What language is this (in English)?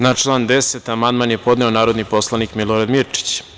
Serbian